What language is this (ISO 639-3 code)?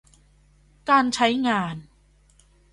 tha